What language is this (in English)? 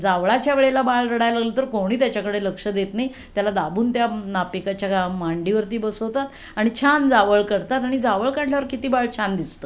Marathi